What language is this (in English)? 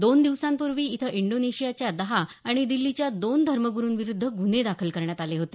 Marathi